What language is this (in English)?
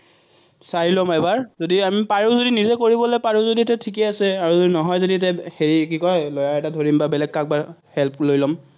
Assamese